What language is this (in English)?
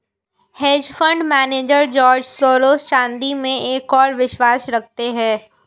Hindi